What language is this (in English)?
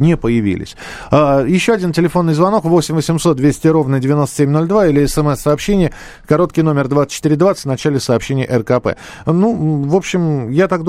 Russian